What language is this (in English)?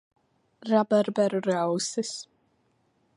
Latvian